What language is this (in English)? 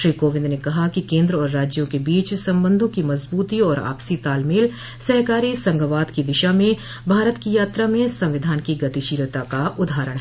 Hindi